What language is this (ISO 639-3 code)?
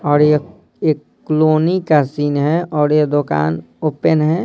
hin